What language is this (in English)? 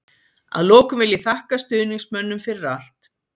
Icelandic